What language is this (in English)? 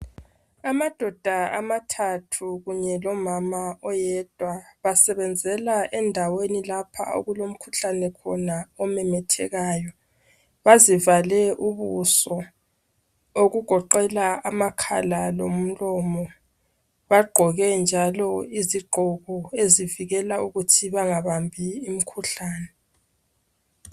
North Ndebele